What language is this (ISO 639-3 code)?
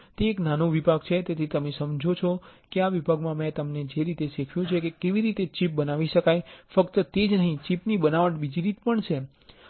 guj